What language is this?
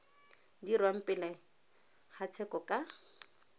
Tswana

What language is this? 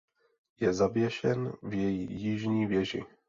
Czech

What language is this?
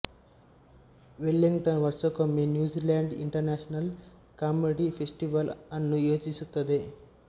Kannada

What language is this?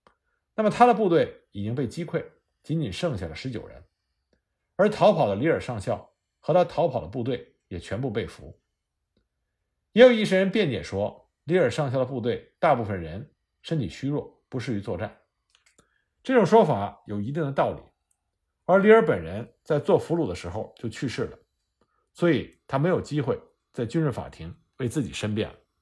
Chinese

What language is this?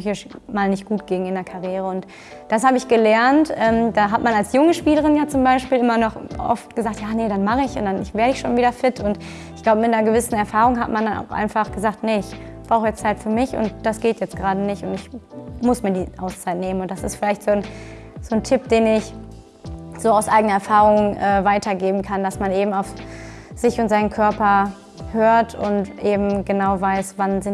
German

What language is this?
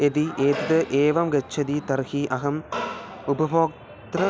Sanskrit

